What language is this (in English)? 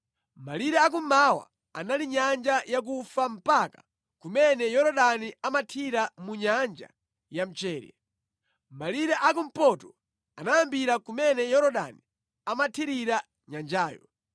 Nyanja